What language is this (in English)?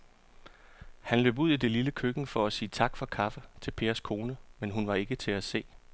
Danish